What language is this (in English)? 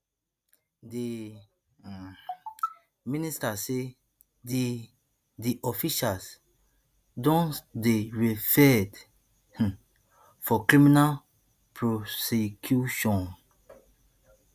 Nigerian Pidgin